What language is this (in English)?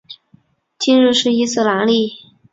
Chinese